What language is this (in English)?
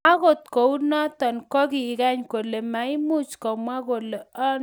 Kalenjin